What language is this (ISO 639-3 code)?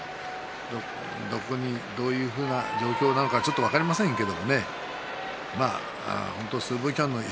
jpn